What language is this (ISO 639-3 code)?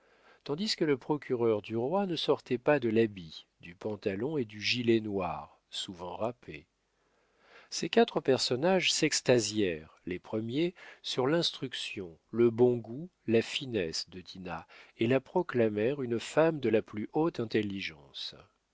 fra